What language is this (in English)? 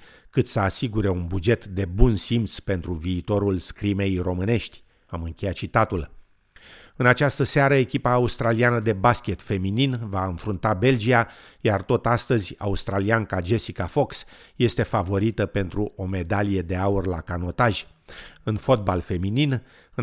Romanian